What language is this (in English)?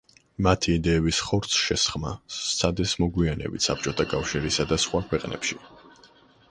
Georgian